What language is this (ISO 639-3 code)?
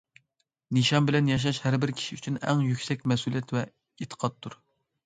uig